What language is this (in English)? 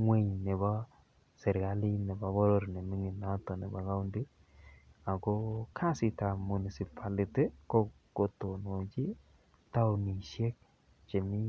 Kalenjin